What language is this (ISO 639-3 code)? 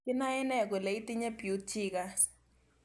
kln